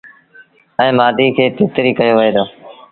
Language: Sindhi Bhil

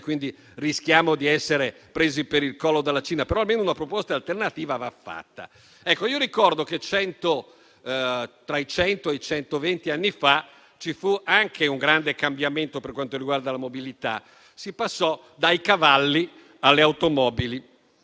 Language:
Italian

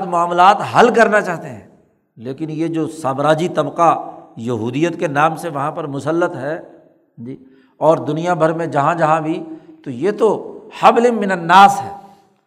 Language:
Urdu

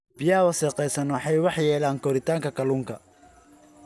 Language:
Somali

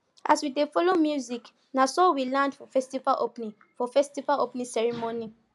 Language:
Nigerian Pidgin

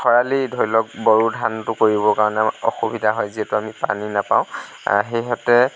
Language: Assamese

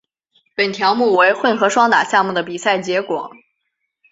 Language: Chinese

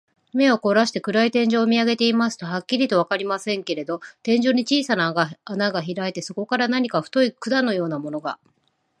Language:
Japanese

